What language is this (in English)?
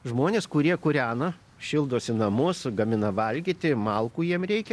Lithuanian